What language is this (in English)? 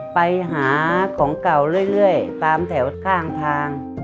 Thai